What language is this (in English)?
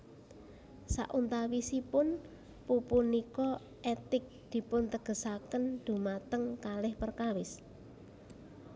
Javanese